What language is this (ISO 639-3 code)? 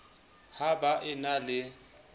sot